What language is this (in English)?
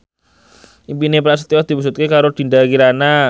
Javanese